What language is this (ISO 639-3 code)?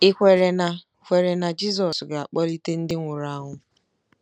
ibo